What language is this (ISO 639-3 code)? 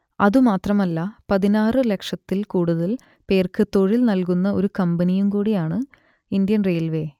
mal